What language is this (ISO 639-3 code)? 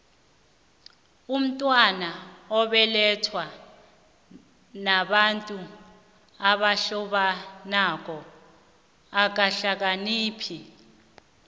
nbl